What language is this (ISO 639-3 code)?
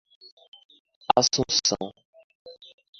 por